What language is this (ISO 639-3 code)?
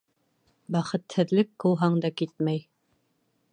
bak